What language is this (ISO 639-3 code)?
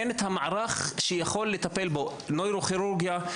heb